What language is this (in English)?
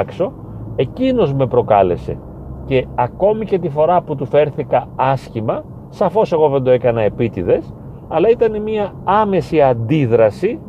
Greek